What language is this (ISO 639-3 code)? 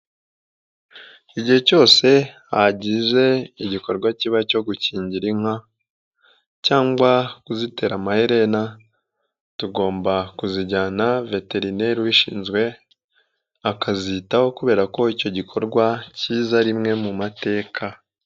kin